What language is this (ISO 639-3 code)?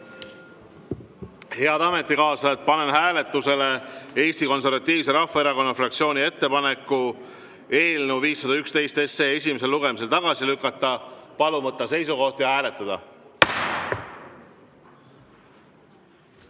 est